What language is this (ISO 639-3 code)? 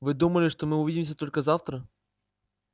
rus